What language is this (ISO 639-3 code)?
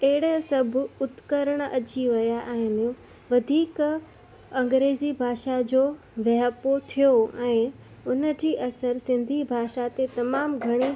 snd